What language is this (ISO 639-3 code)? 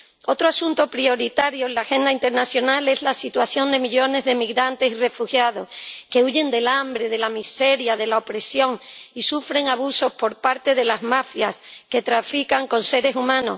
spa